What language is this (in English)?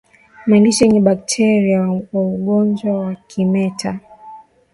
Swahili